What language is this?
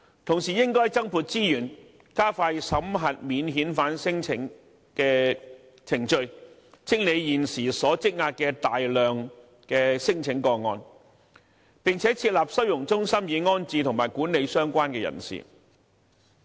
Cantonese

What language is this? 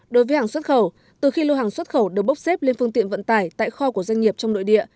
Vietnamese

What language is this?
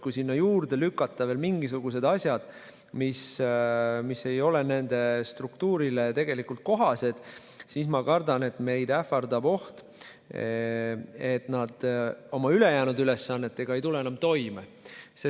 Estonian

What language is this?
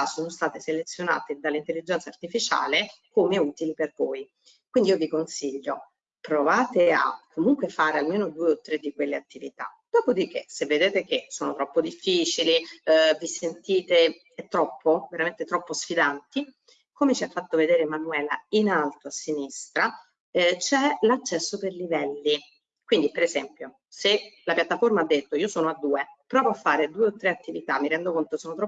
Italian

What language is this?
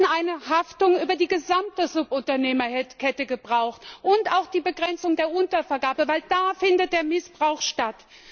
German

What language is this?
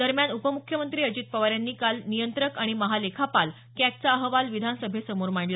Marathi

